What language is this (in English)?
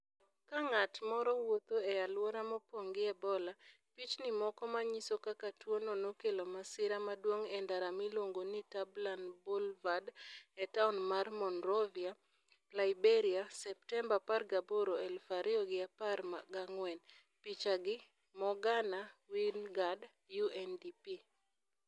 Luo (Kenya and Tanzania)